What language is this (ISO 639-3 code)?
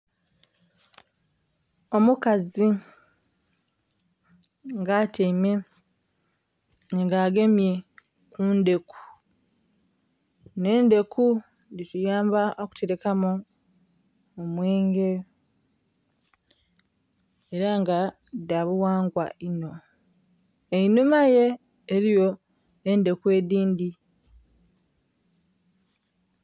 xog